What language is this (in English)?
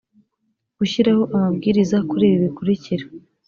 Kinyarwanda